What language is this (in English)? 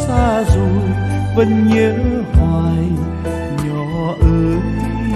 Vietnamese